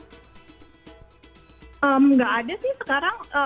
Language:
Indonesian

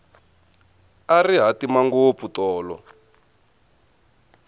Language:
Tsonga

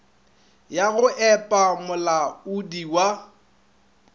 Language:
Northern Sotho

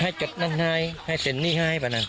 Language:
Thai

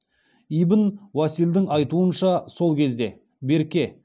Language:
Kazakh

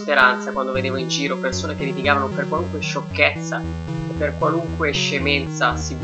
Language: Italian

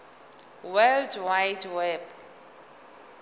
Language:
Zulu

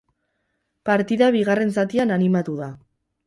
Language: Basque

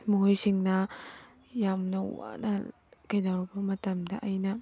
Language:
Manipuri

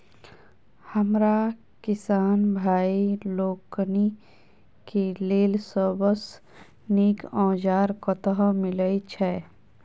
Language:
Maithili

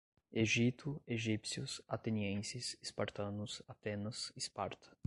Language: Portuguese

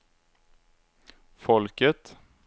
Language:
Swedish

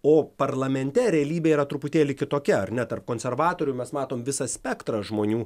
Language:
Lithuanian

